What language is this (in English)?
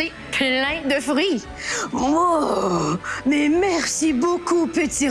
French